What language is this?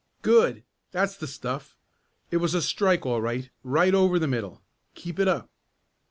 English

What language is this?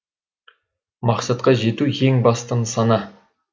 Kazakh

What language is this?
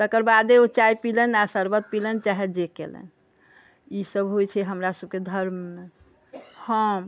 Maithili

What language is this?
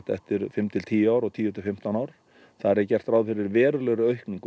Icelandic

